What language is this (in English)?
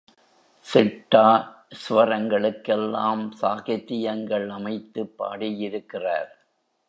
Tamil